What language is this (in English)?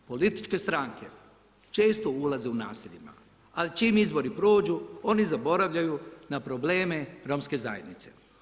Croatian